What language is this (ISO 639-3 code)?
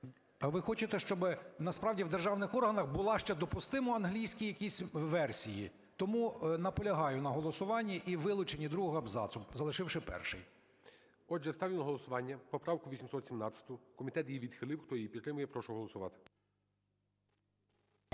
ukr